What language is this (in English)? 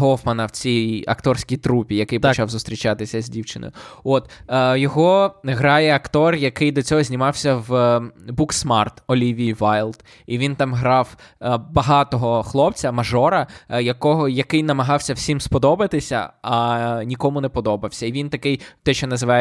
Ukrainian